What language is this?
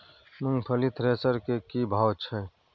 Maithili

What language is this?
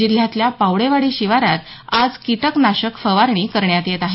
Marathi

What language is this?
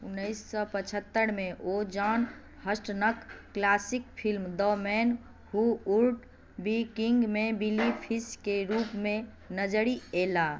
Maithili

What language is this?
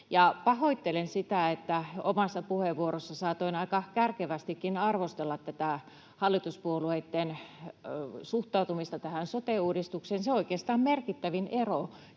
Finnish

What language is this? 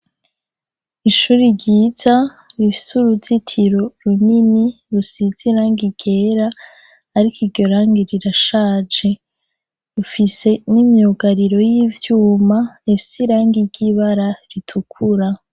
Rundi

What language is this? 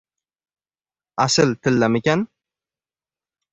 Uzbek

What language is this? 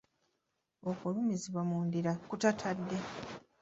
Ganda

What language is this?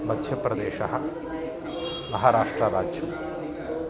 Sanskrit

